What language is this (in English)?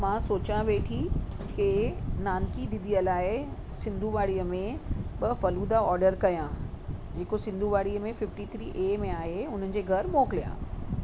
Sindhi